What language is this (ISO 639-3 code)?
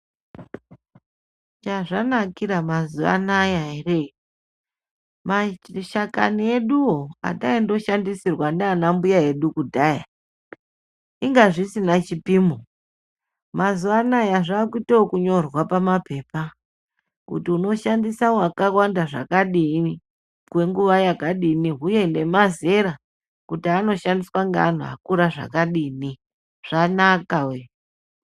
ndc